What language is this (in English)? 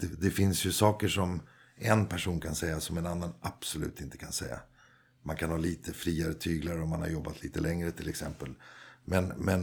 Swedish